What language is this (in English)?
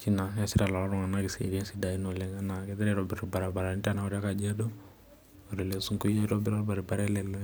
Masai